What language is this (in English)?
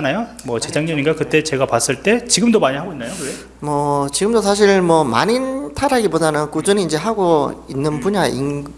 Korean